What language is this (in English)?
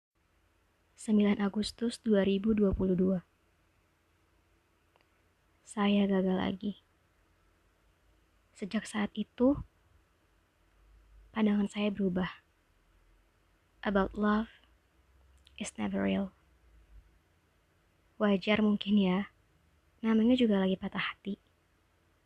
Indonesian